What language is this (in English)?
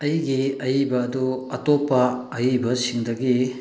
Manipuri